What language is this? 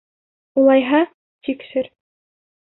Bashkir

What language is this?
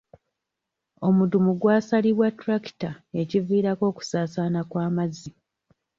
Ganda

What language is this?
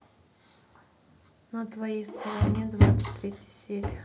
Russian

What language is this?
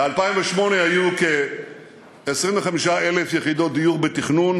Hebrew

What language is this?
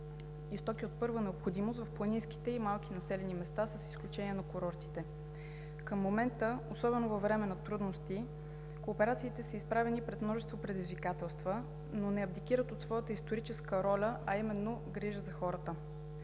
Bulgarian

